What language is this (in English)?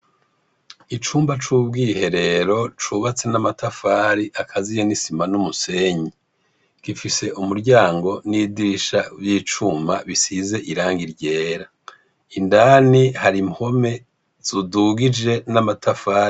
Rundi